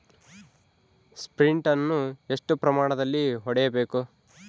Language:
Kannada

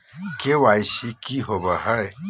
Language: Magahi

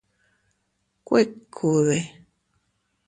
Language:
Teutila Cuicatec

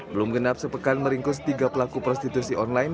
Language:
Indonesian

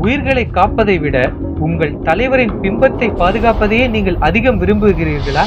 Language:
Tamil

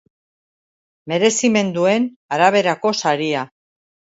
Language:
Basque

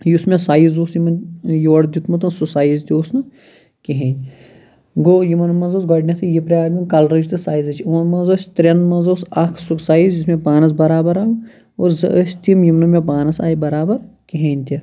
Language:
Kashmiri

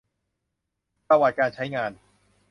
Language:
Thai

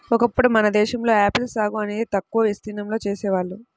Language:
Telugu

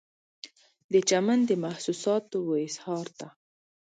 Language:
Pashto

